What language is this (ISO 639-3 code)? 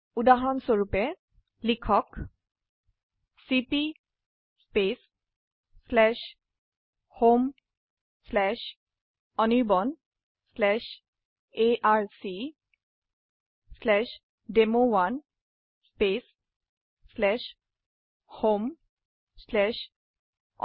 asm